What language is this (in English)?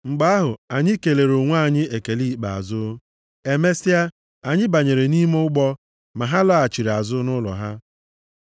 Igbo